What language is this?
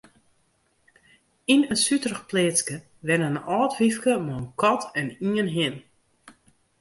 Western Frisian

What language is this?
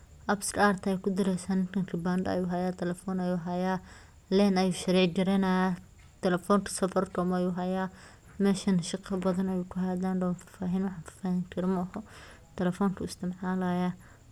Somali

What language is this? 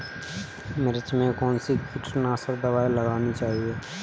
Hindi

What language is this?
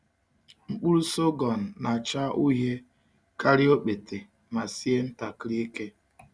Igbo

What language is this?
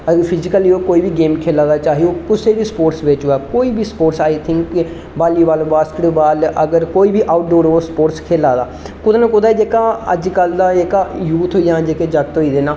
Dogri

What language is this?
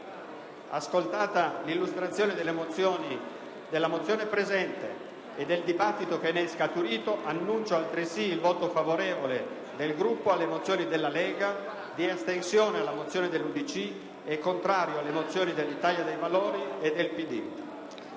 Italian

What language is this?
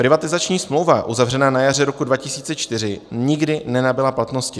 Czech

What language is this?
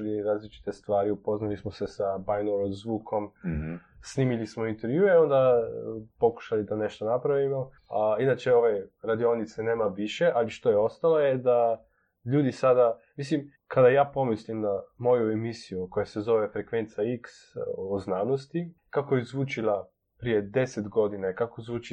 Croatian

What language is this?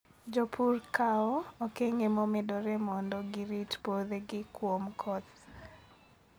Luo (Kenya and Tanzania)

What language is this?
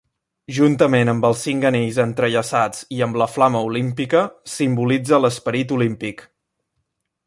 Catalan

